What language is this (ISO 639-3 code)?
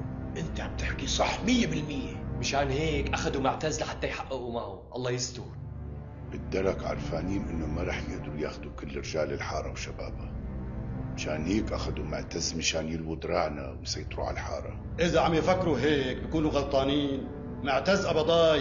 ara